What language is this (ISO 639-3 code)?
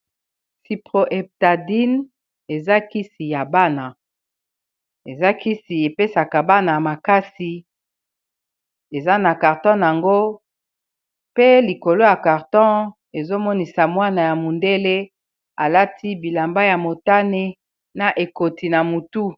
lin